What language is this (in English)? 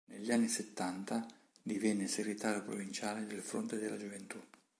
Italian